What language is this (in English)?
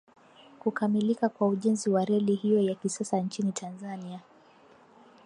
Swahili